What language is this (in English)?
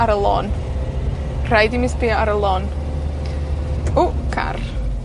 Welsh